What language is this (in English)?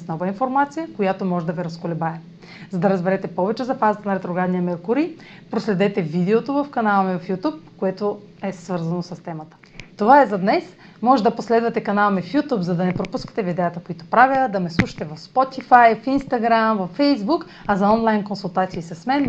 Bulgarian